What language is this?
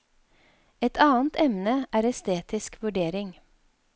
Norwegian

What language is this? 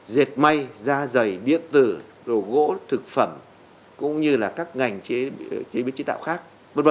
Vietnamese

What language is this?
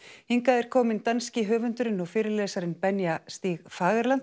Icelandic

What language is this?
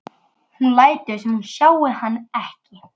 Icelandic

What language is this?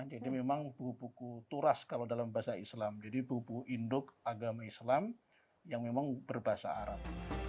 Indonesian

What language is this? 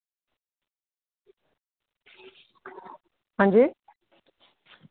Dogri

